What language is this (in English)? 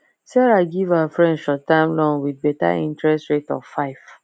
Nigerian Pidgin